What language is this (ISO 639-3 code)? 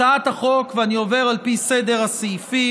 heb